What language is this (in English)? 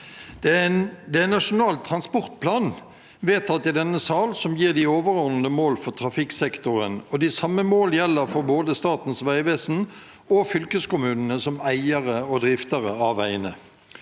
Norwegian